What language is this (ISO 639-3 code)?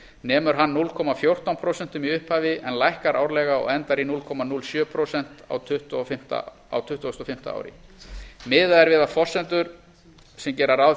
isl